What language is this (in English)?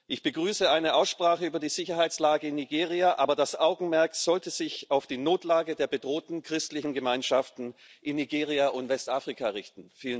German